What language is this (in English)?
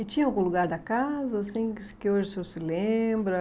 Portuguese